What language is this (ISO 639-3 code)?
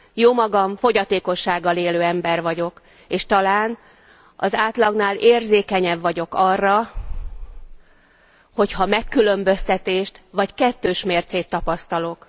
hun